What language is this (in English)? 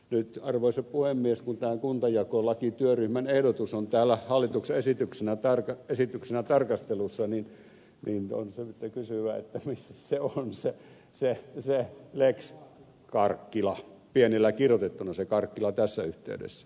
Finnish